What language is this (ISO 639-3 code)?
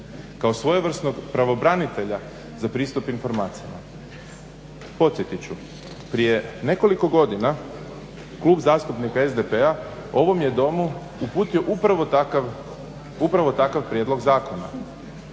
hrv